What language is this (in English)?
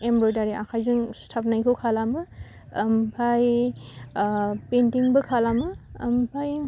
Bodo